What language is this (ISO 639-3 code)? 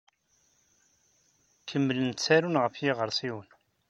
kab